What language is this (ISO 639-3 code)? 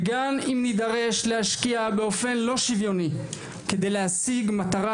heb